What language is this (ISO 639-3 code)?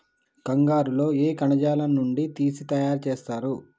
tel